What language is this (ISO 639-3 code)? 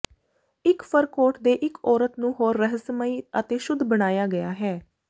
pan